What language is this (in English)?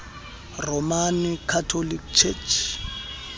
Xhosa